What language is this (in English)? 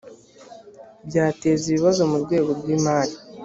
Kinyarwanda